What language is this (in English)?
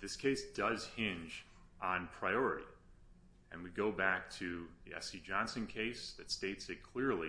English